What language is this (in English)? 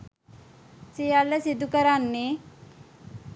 Sinhala